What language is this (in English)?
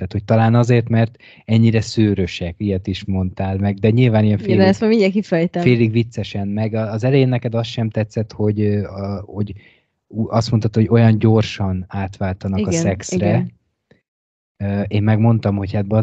Hungarian